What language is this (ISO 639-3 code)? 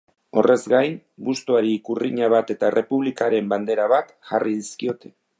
eus